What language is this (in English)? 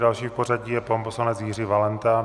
Czech